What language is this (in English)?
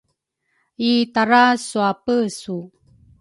Rukai